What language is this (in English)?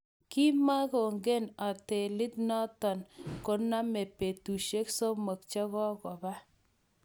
Kalenjin